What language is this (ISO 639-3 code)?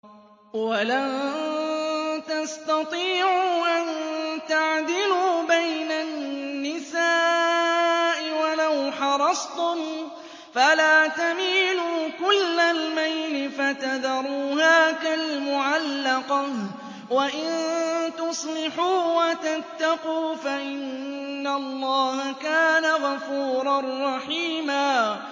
ara